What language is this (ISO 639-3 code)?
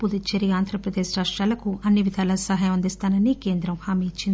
tel